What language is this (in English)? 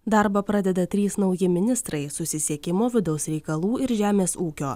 Lithuanian